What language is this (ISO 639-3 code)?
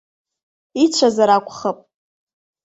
abk